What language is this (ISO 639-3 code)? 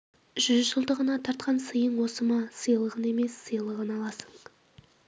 kaz